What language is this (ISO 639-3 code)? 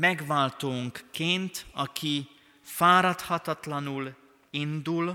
hun